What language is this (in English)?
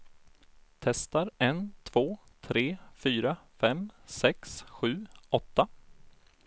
Swedish